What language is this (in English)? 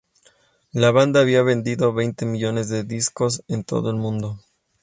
Spanish